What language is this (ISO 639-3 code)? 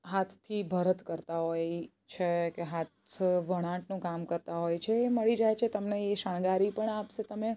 guj